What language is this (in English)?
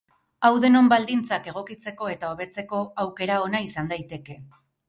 Basque